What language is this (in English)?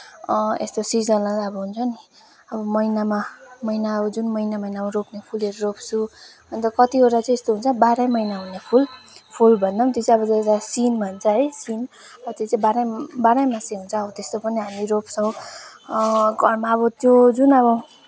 Nepali